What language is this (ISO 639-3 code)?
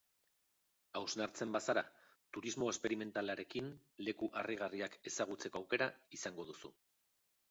eus